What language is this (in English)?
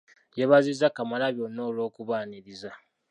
Ganda